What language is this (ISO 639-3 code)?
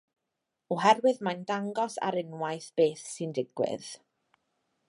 cym